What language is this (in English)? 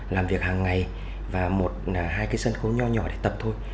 Vietnamese